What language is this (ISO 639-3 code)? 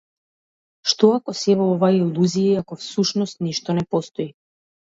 mkd